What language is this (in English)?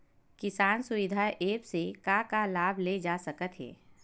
Chhattisgarhi